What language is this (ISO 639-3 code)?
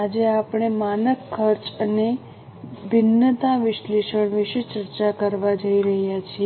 guj